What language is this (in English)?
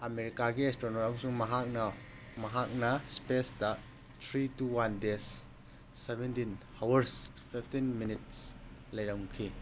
Manipuri